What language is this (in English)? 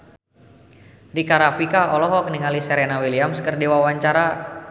Sundanese